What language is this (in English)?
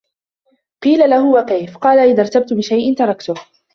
Arabic